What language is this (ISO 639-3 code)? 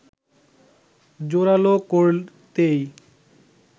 ben